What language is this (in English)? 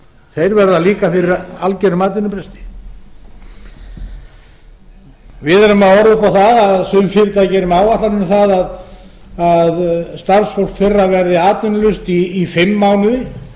Icelandic